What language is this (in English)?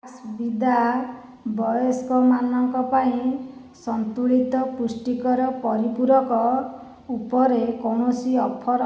Odia